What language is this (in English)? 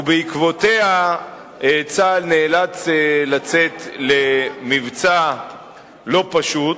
Hebrew